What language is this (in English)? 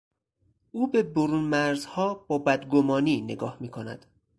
Persian